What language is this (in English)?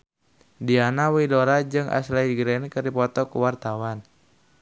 Sundanese